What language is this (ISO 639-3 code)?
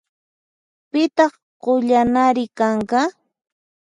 qxp